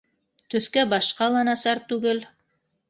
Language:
Bashkir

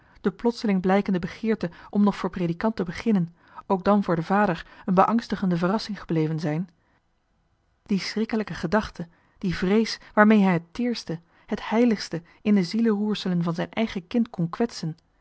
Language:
Dutch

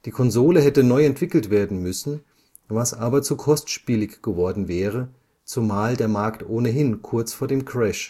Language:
German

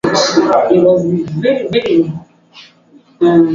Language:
Swahili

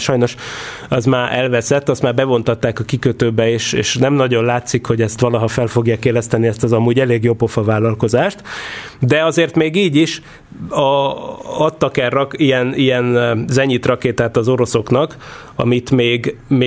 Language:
Hungarian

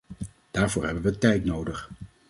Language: Dutch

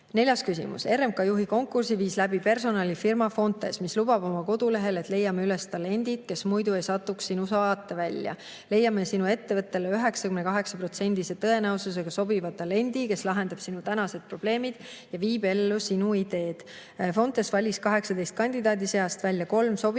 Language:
Estonian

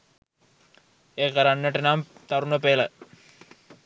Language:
Sinhala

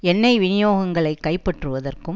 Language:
Tamil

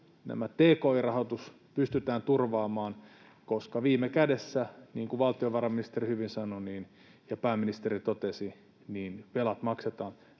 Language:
Finnish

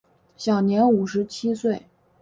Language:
Chinese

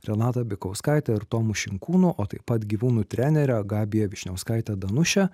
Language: Lithuanian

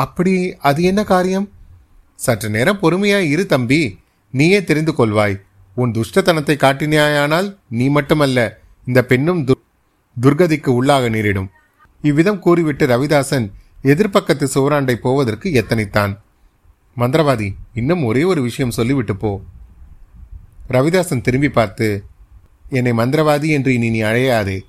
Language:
Tamil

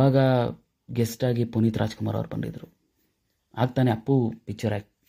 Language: Kannada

